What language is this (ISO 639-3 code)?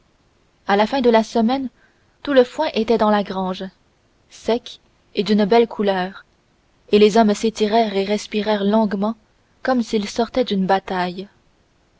fra